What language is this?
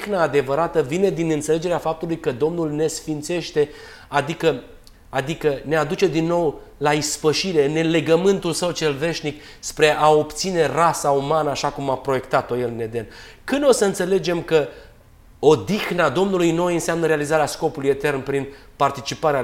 Romanian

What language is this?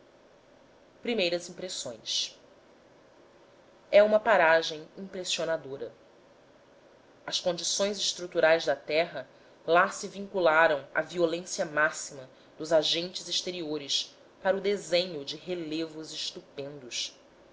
Portuguese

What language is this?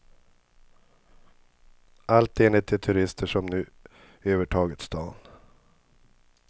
Swedish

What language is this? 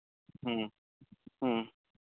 Santali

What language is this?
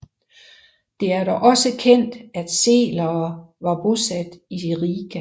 Danish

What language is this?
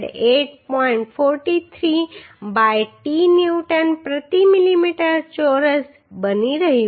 Gujarati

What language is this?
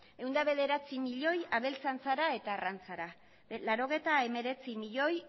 Basque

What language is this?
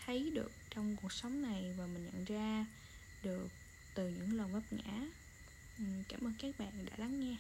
Vietnamese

